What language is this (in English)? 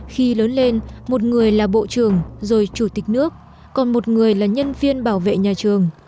Vietnamese